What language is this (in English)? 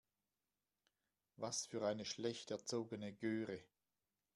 German